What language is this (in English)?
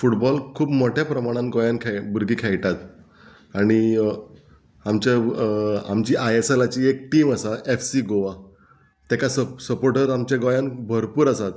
Konkani